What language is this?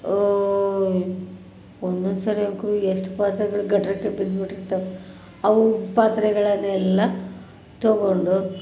Kannada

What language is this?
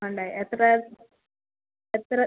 Malayalam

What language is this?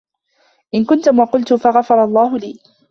Arabic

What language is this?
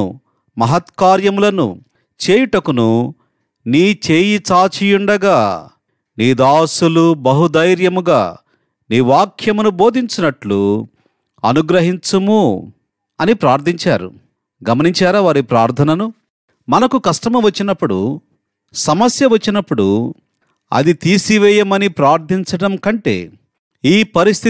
Telugu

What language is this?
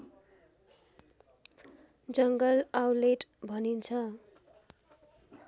Nepali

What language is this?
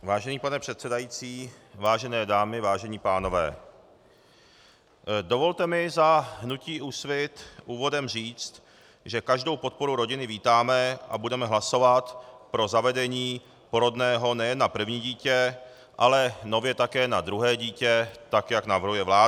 Czech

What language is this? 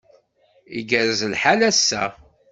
Kabyle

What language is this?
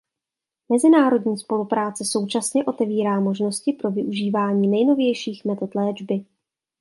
Czech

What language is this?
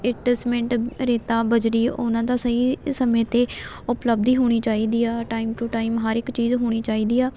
Punjabi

